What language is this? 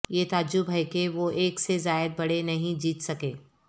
Urdu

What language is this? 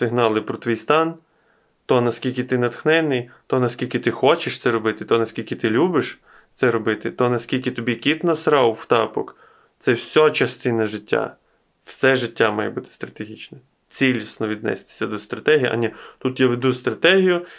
Ukrainian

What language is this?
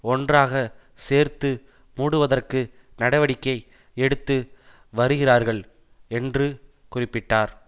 Tamil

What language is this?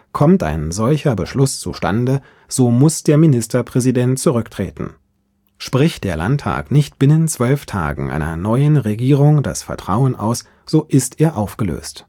German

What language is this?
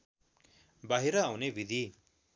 Nepali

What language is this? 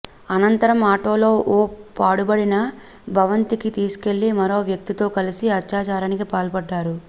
Telugu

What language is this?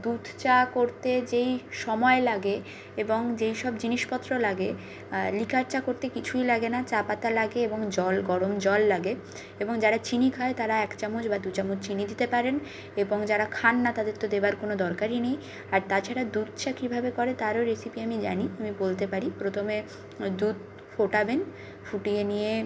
Bangla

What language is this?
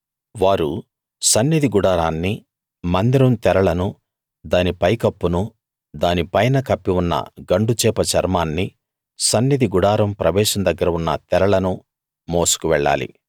Telugu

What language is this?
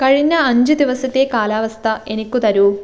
Malayalam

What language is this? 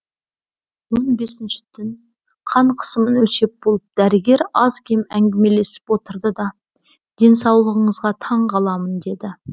Kazakh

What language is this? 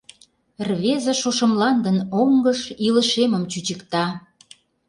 Mari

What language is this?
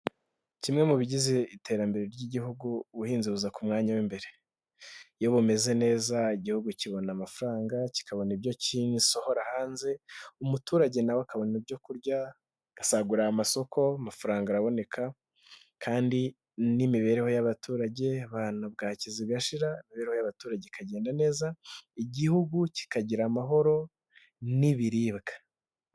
Kinyarwanda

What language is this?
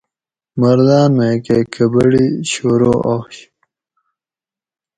Gawri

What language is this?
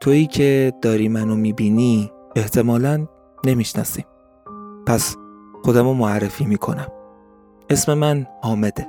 Persian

